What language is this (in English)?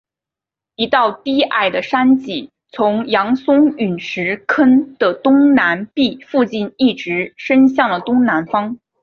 Chinese